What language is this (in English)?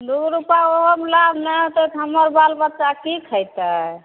Maithili